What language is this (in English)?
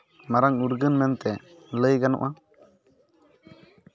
Santali